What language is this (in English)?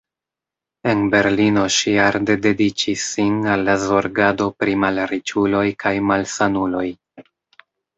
Esperanto